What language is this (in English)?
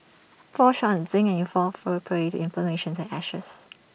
English